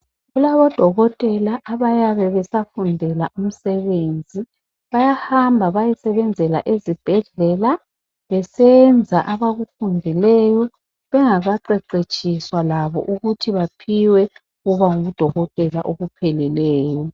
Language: North Ndebele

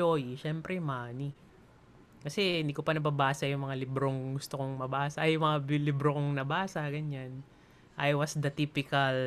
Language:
Filipino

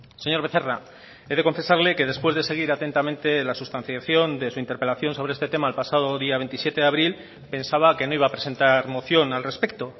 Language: Spanish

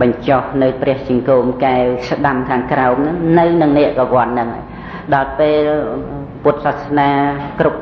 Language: Thai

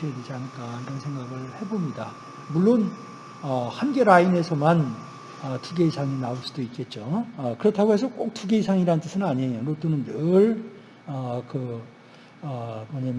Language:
Korean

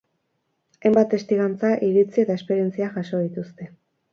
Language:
Basque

